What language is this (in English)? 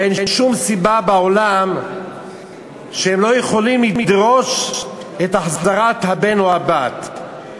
Hebrew